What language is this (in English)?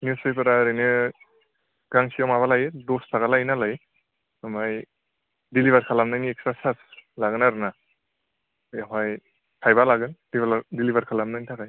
Bodo